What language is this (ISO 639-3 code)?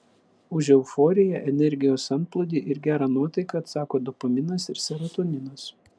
lit